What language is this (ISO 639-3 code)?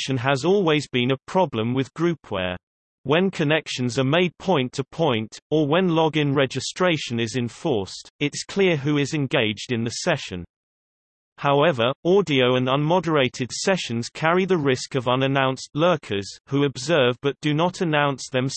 eng